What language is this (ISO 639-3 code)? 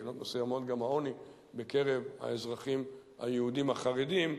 heb